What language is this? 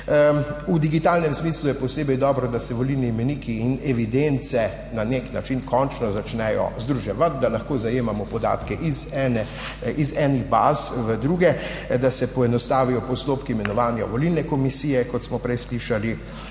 Slovenian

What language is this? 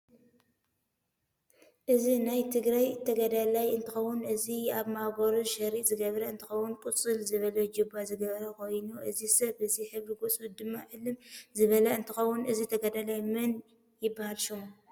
Tigrinya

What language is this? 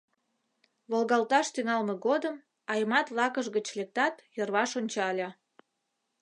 Mari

